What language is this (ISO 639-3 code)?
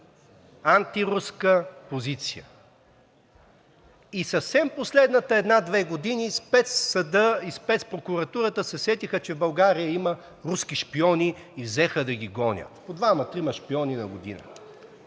bul